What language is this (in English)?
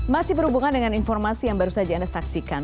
Indonesian